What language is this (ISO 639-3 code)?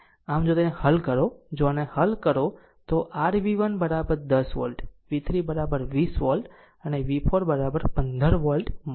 guj